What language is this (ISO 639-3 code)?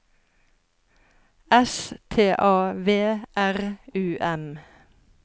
nor